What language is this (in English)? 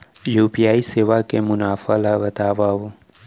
Chhattisgarhi